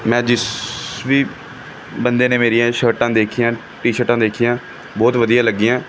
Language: Punjabi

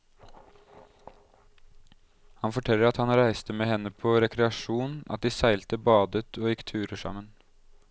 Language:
Norwegian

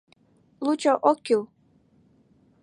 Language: Mari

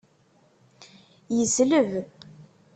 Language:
Kabyle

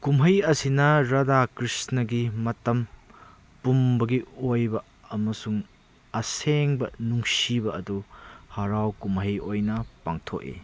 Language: Manipuri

